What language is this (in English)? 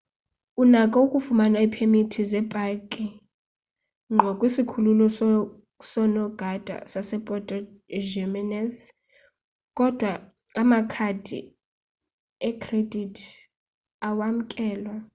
Xhosa